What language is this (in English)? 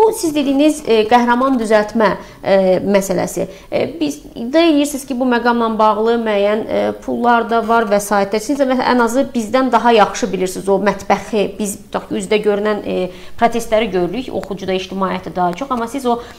Turkish